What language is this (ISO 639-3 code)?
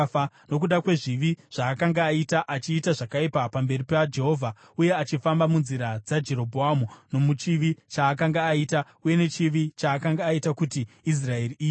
sna